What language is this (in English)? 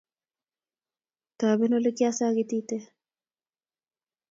Kalenjin